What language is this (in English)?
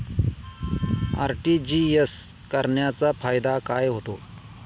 Marathi